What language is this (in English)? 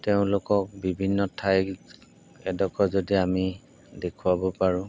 Assamese